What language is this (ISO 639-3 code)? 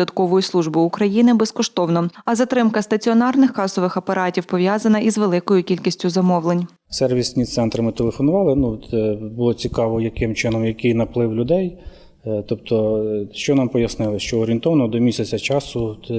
ukr